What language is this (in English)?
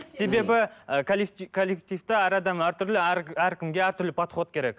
Kazakh